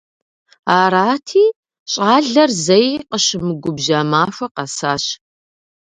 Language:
Kabardian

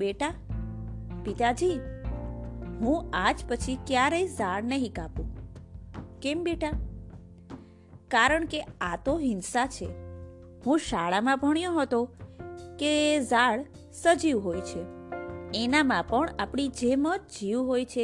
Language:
Gujarati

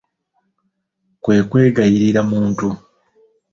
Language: Ganda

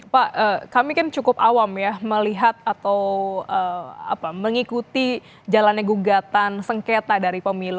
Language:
Indonesian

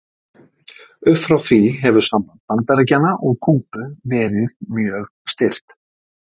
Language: Icelandic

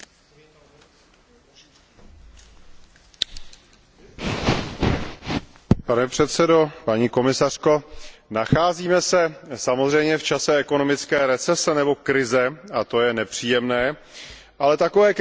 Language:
Czech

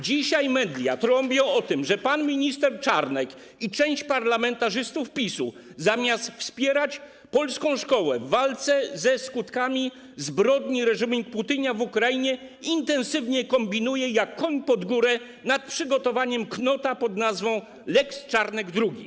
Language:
Polish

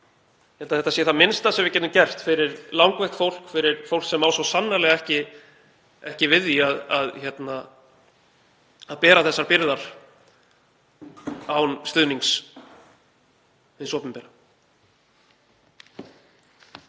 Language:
Icelandic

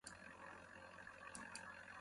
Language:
Kohistani Shina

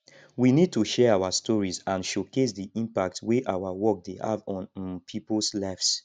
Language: Nigerian Pidgin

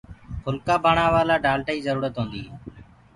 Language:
Gurgula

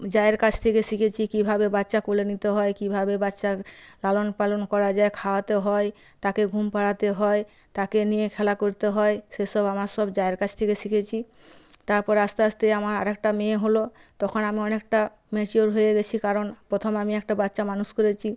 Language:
Bangla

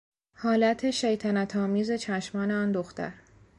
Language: Persian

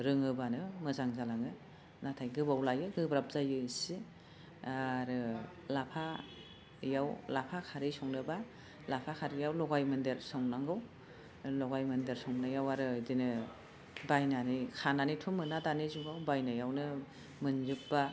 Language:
Bodo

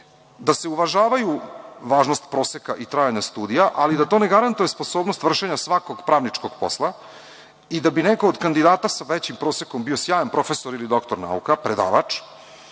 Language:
Serbian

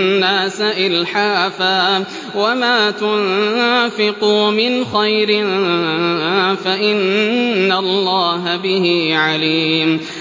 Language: Arabic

